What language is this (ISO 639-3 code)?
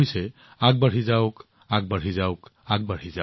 asm